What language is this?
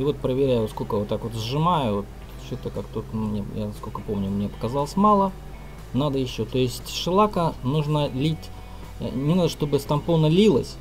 Russian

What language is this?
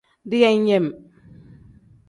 Tem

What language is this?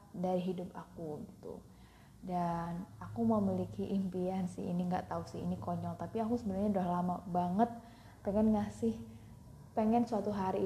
Indonesian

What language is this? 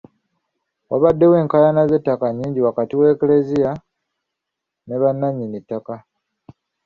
Ganda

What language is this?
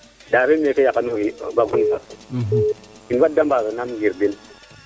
Serer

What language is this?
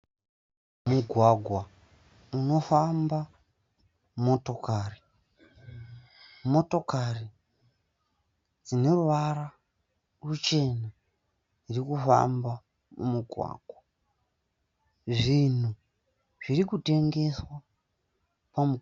Shona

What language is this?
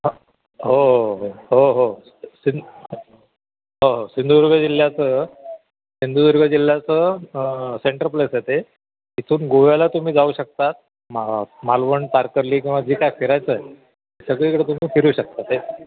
Marathi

